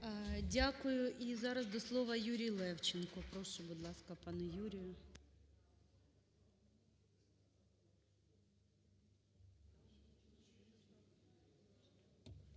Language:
Ukrainian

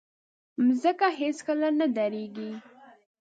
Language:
Pashto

